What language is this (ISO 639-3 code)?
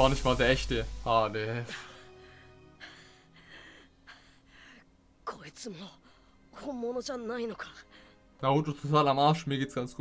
deu